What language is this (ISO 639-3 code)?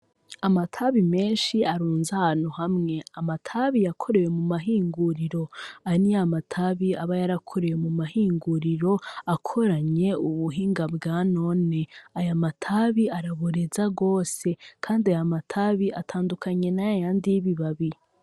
run